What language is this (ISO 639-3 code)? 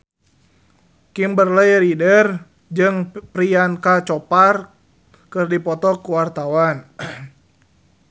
sun